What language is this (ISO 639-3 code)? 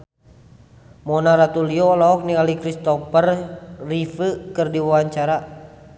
sun